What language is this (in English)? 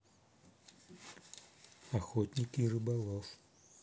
Russian